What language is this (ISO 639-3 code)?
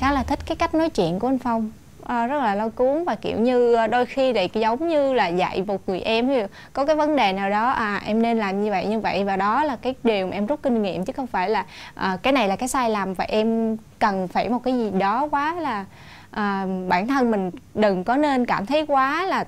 vie